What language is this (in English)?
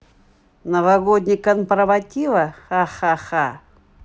Russian